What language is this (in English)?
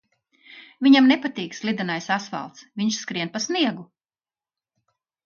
Latvian